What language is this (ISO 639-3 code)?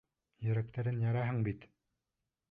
bak